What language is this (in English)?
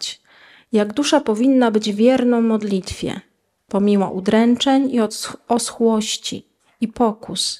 Polish